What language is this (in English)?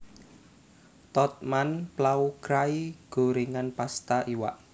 Javanese